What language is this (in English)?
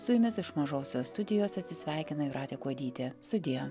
Lithuanian